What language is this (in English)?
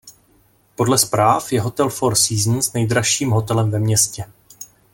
Czech